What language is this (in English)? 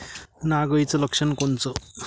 Marathi